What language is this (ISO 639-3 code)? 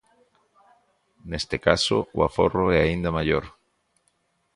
glg